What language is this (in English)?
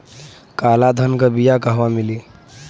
Bhojpuri